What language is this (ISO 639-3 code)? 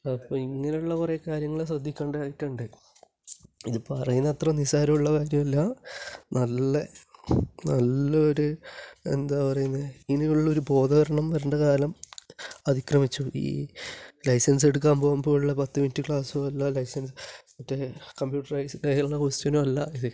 mal